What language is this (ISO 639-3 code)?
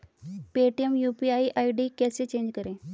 hin